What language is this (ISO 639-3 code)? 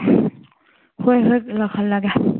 mni